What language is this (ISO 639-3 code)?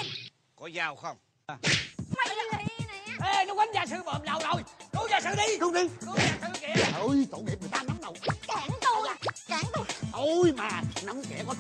vie